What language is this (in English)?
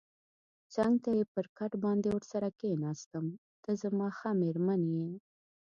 Pashto